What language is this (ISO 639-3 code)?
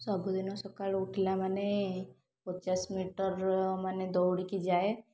ori